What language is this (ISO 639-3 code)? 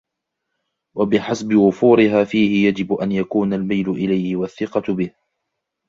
ara